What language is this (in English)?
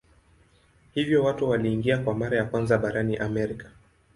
Swahili